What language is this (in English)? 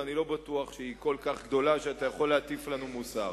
Hebrew